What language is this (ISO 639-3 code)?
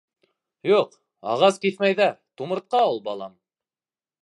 bak